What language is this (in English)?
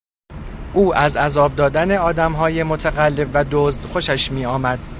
Persian